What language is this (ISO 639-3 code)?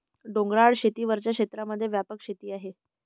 mar